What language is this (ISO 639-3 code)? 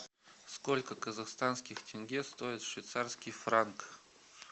rus